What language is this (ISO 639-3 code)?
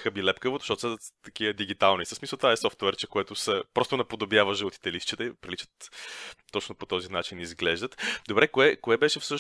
bul